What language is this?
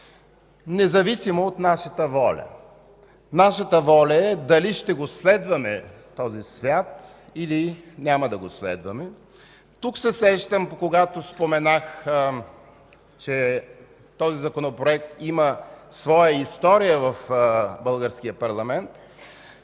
Bulgarian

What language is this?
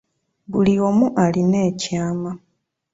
Ganda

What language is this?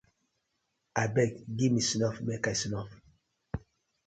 Nigerian Pidgin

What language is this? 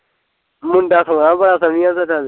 Punjabi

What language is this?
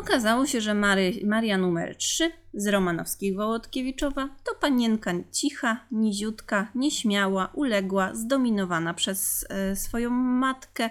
Polish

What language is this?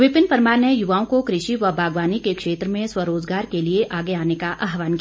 Hindi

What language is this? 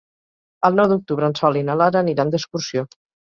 Catalan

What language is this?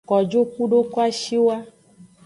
Aja (Benin)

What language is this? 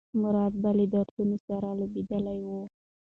Pashto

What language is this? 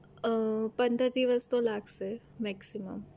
Gujarati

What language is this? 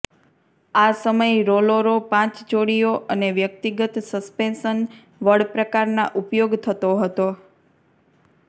Gujarati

